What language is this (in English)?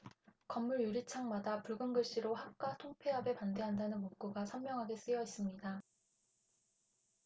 Korean